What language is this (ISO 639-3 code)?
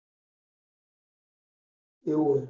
guj